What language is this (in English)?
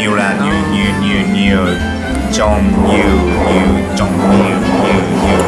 Vietnamese